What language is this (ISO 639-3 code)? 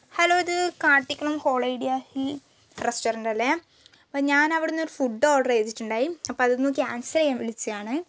mal